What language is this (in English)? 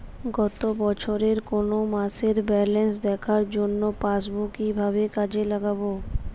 Bangla